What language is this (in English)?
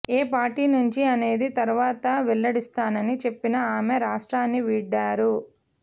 Telugu